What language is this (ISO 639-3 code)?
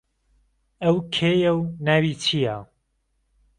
ckb